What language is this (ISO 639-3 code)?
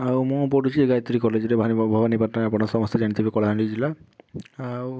ori